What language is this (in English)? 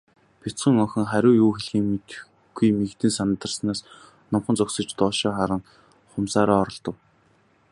Mongolian